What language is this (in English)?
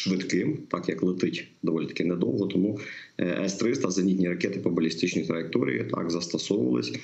Ukrainian